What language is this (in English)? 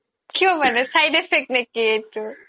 Assamese